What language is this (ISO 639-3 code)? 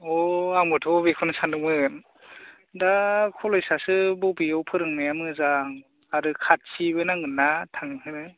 brx